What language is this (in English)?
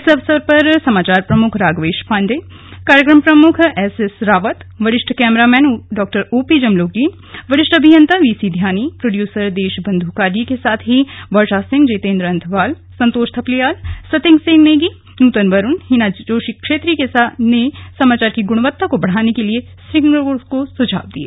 Hindi